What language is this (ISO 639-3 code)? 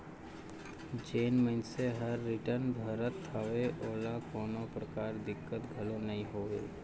hne